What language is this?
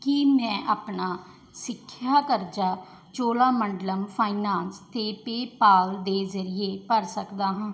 Punjabi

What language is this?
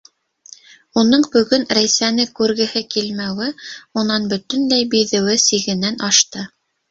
Bashkir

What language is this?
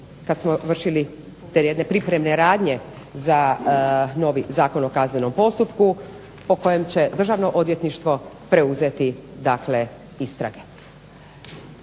Croatian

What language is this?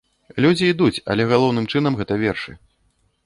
Belarusian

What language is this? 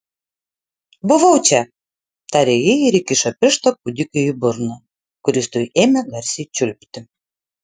Lithuanian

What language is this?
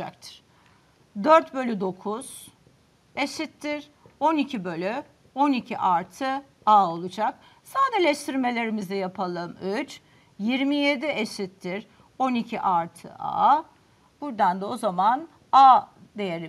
Turkish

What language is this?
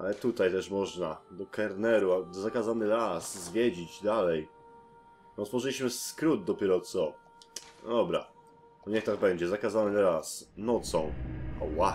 Polish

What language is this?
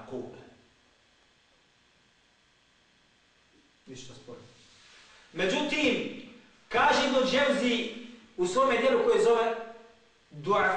Greek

